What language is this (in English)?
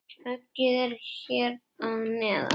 Icelandic